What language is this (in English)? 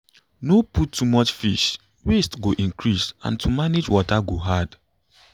Nigerian Pidgin